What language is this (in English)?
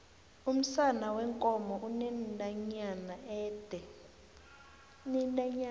South Ndebele